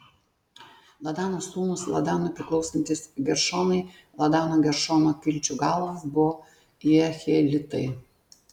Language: Lithuanian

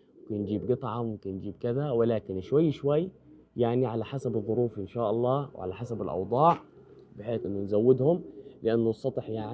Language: Arabic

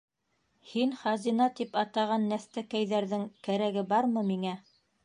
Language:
Bashkir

